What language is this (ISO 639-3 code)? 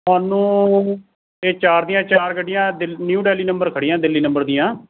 pan